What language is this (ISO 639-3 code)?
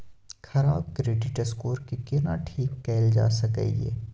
mai